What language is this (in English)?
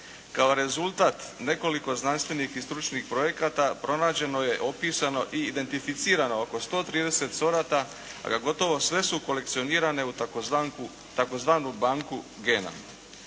Croatian